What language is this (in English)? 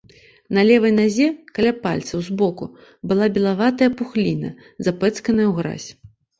Belarusian